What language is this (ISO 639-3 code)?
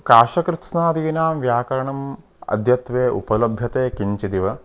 san